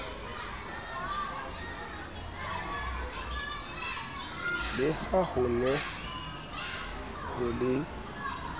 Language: Southern Sotho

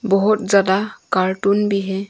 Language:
Hindi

